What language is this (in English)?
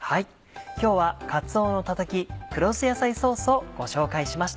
Japanese